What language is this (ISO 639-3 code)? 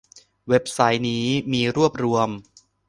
tha